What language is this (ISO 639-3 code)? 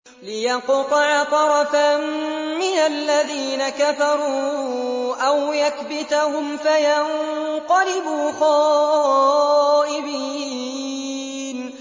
ara